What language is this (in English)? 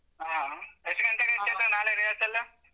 Kannada